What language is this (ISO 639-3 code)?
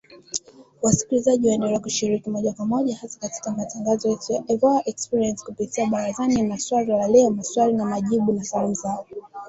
swa